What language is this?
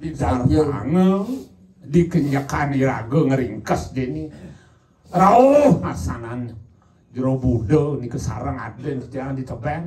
Indonesian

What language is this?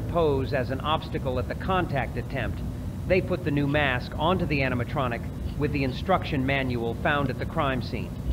English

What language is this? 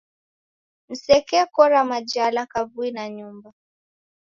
Taita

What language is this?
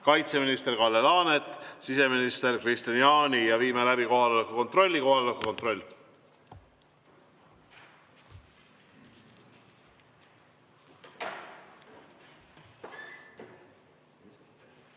Estonian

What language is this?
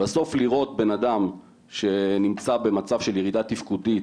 Hebrew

